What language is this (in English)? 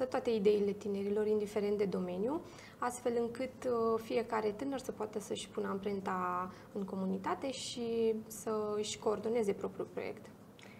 Romanian